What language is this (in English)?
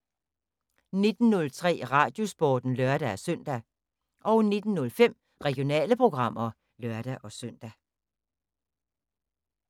Danish